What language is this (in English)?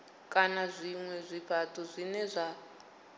Venda